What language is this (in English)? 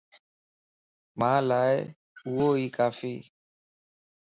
Lasi